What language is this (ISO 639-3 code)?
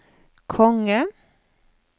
nor